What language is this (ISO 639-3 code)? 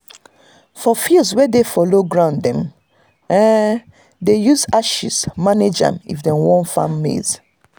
pcm